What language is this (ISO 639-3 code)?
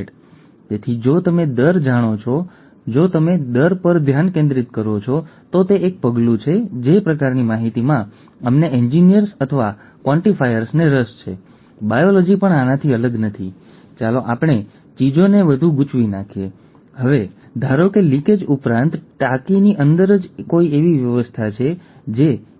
guj